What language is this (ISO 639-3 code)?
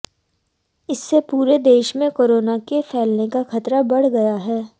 hin